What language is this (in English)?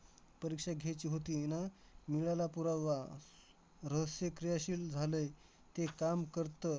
Marathi